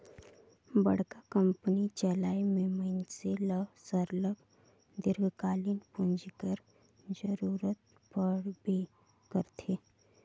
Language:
Chhattisgarhi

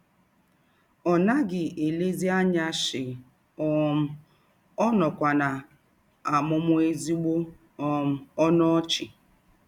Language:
Igbo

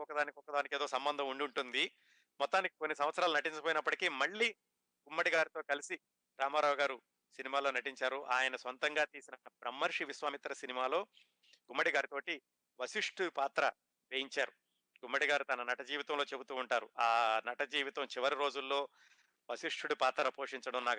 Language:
Telugu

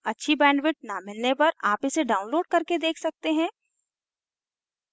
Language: Hindi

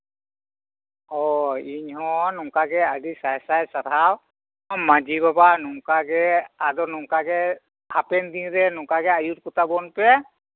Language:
Santali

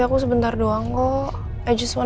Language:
Indonesian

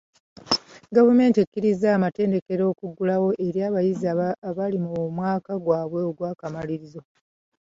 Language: Ganda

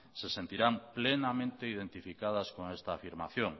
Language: Spanish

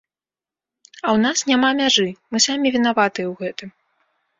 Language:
Belarusian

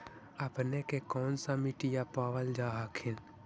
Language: Magahi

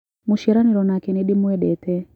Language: Kikuyu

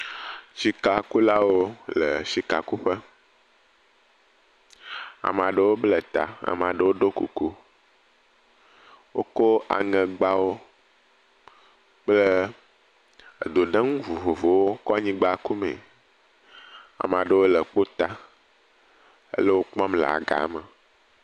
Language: Ewe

